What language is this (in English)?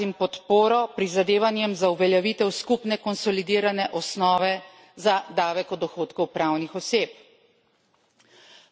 Slovenian